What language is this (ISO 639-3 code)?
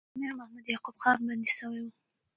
pus